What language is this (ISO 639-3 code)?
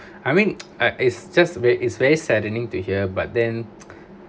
eng